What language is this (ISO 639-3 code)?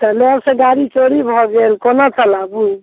mai